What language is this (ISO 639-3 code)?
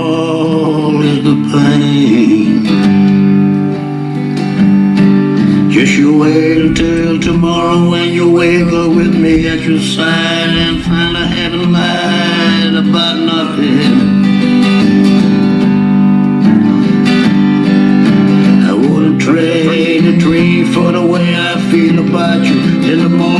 eng